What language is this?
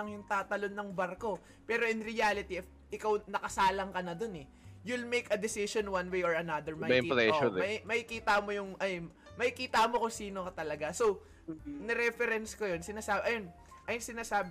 Filipino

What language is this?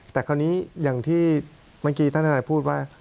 Thai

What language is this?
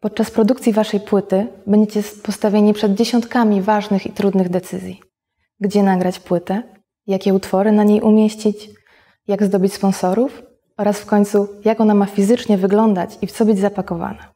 Polish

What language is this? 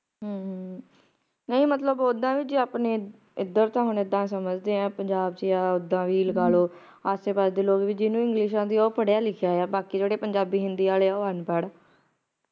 Punjabi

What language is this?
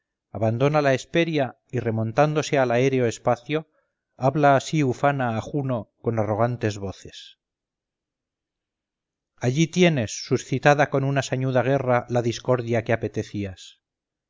Spanish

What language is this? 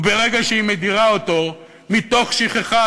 Hebrew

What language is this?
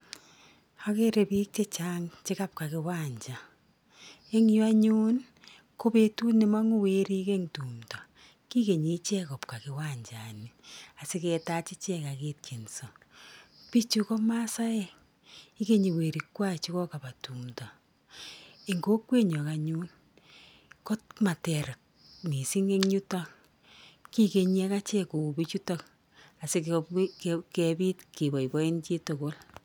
Kalenjin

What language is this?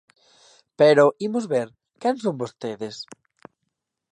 Galician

